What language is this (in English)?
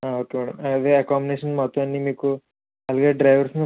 Telugu